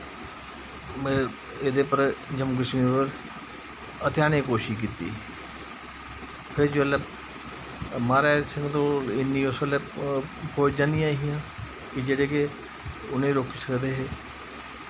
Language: Dogri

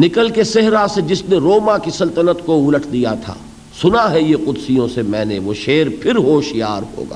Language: Urdu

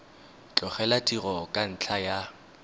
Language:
Tswana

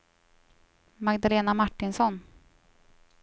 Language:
Swedish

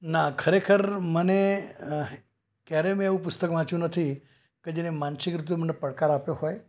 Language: Gujarati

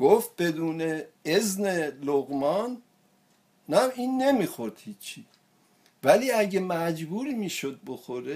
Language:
Persian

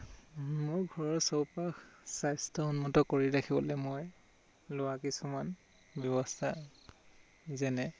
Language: Assamese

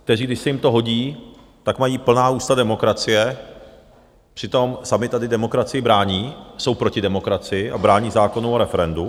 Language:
Czech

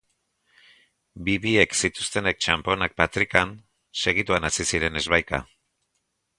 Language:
Basque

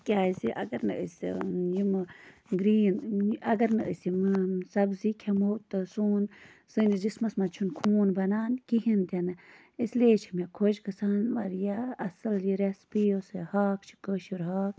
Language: Kashmiri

